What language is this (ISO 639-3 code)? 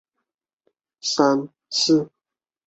zho